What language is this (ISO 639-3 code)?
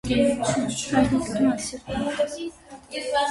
hye